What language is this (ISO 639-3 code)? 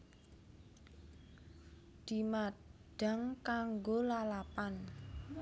jav